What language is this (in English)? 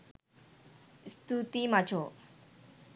Sinhala